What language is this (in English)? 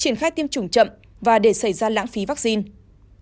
Vietnamese